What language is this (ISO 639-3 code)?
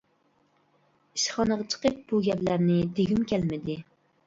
uig